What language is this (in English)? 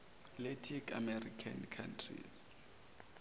Zulu